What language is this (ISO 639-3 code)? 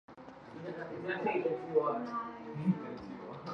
eus